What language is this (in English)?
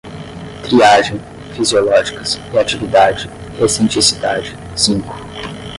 Portuguese